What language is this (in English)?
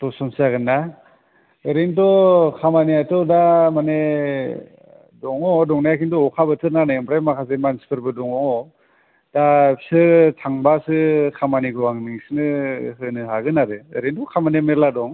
Bodo